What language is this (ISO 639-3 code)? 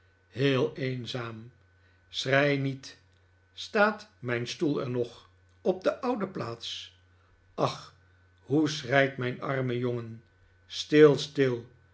nld